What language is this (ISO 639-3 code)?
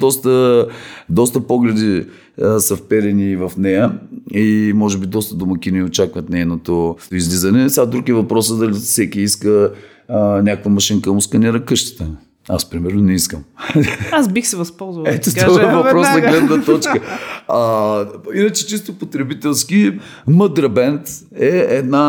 bul